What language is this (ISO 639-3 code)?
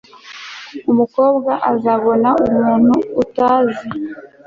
kin